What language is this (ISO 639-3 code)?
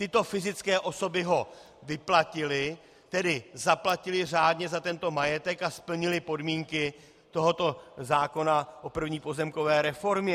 ces